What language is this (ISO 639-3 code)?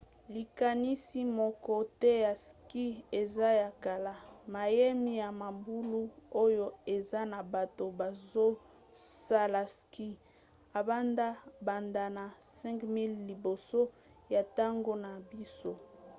lin